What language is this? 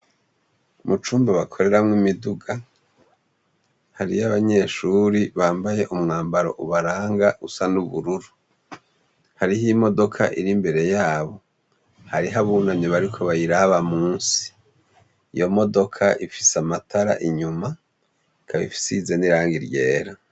Rundi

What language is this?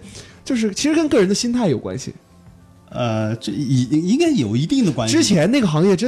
Chinese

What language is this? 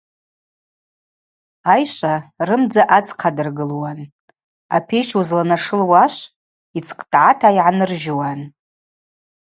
Abaza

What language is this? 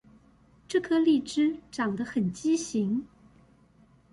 Chinese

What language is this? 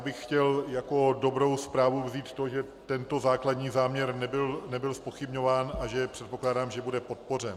Czech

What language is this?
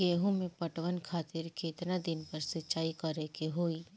Bhojpuri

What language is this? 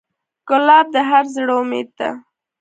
Pashto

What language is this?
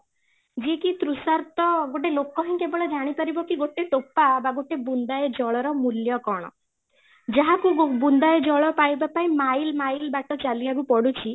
Odia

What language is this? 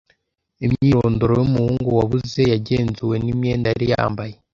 Kinyarwanda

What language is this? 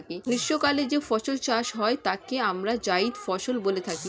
Bangla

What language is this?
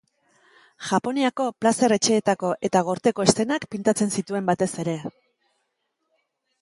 Basque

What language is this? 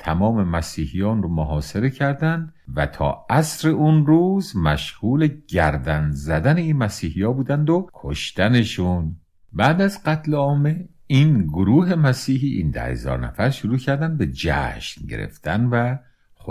Persian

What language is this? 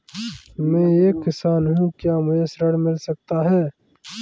Hindi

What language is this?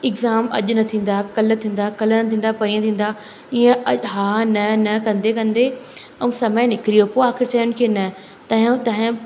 Sindhi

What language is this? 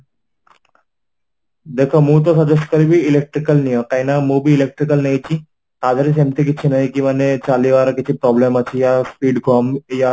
Odia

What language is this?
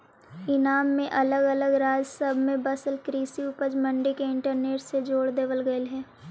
Magahi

